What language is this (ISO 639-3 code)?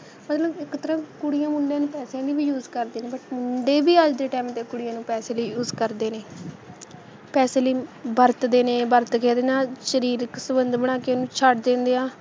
pan